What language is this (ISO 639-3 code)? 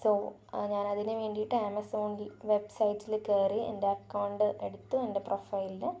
mal